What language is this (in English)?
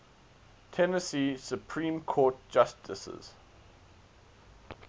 English